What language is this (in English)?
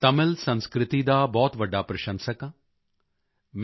Punjabi